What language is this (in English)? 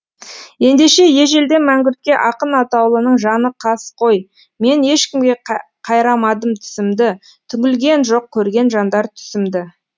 Kazakh